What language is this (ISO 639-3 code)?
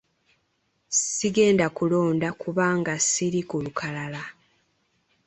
lug